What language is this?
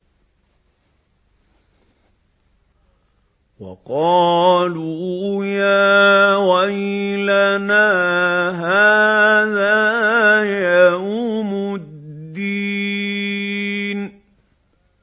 Arabic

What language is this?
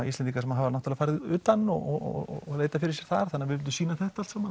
Icelandic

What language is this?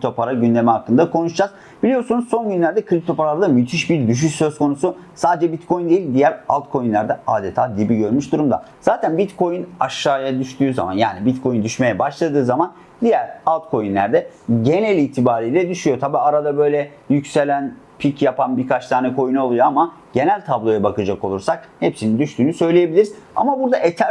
Turkish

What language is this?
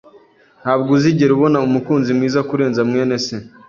Kinyarwanda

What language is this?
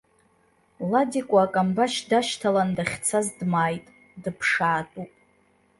Abkhazian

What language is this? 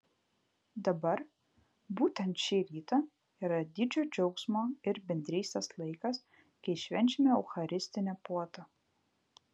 Lithuanian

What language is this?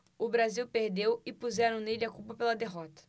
Portuguese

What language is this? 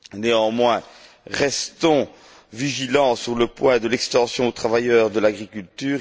French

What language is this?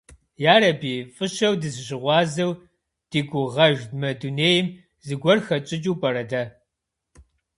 Kabardian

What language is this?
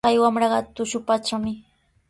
Sihuas Ancash Quechua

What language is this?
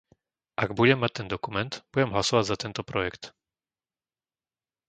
Slovak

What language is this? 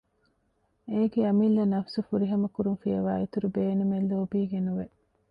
Divehi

